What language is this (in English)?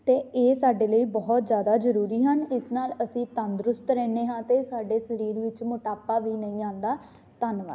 Punjabi